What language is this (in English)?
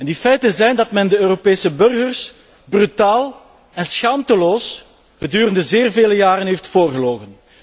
Dutch